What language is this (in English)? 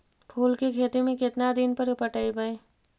Magahi